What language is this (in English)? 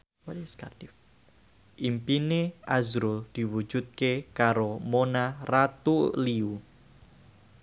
Javanese